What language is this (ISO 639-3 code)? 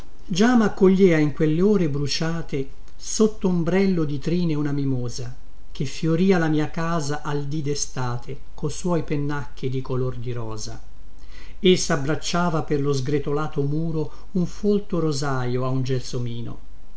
ita